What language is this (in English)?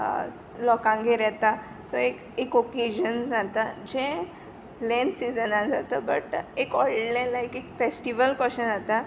Konkani